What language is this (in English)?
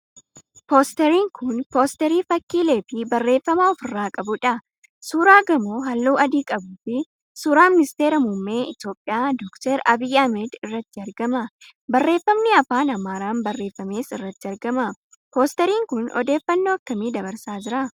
Oromo